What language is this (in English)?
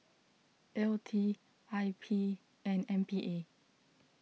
English